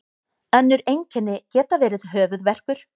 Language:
Icelandic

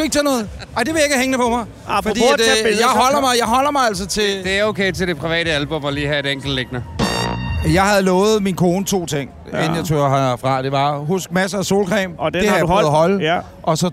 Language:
Danish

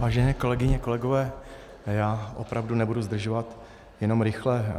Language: Czech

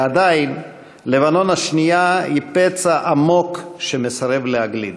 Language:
Hebrew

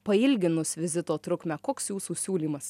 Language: Lithuanian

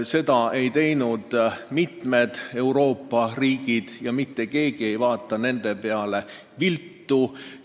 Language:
Estonian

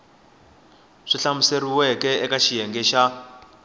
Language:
Tsonga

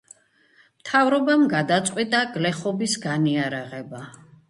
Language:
Georgian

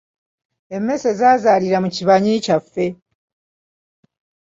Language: Ganda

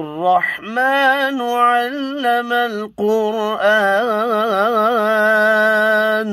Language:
Arabic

